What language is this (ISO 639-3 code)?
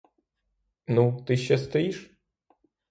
ukr